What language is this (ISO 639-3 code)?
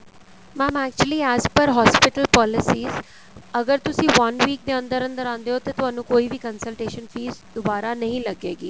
pan